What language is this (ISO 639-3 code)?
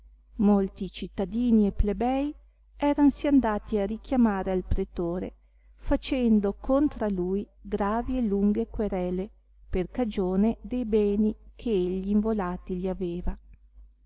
ita